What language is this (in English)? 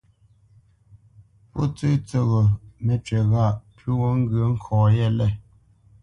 Bamenyam